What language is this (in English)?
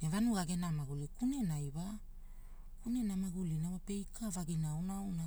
Hula